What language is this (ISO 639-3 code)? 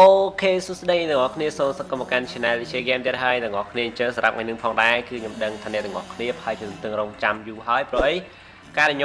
vie